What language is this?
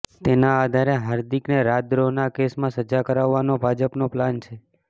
Gujarati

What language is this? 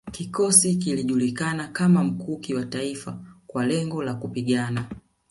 Swahili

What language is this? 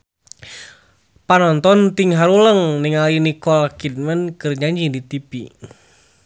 Sundanese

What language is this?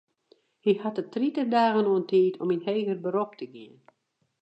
Western Frisian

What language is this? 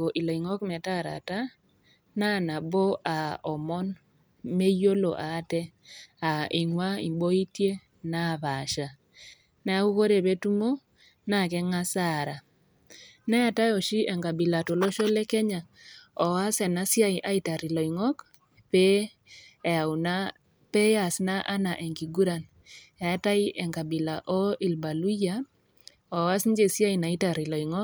Masai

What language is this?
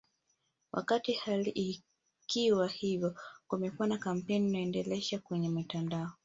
Swahili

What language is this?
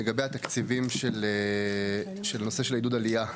Hebrew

